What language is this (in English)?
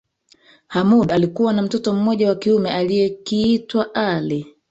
Swahili